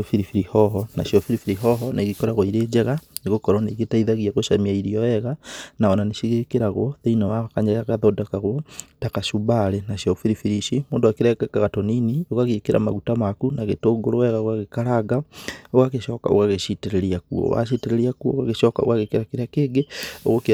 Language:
Kikuyu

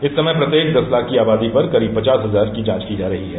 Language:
Hindi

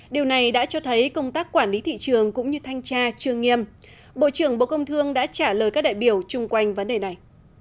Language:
Vietnamese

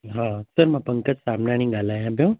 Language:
Sindhi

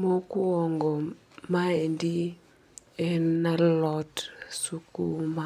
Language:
Luo (Kenya and Tanzania)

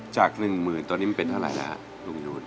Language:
Thai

